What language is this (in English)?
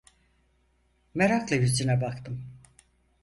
Turkish